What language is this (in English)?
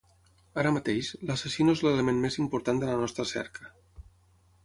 Catalan